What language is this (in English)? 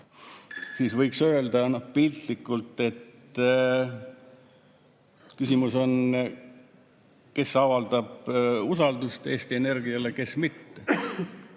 Estonian